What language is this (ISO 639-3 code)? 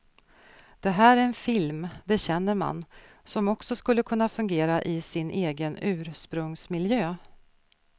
swe